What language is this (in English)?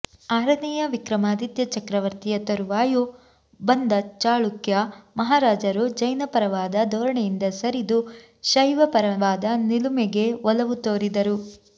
Kannada